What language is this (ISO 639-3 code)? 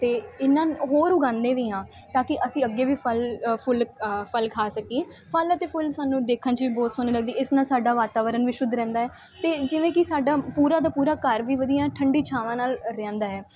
pan